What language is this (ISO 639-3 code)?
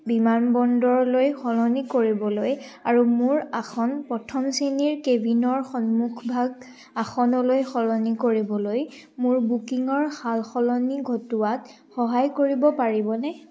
asm